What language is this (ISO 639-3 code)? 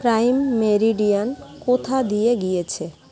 ben